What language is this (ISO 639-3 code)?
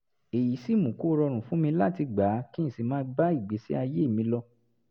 yor